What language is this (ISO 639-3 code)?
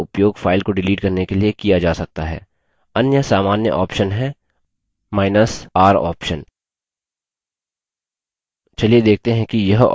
hin